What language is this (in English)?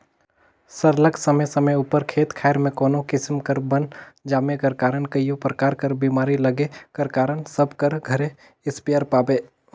Chhattisgarhi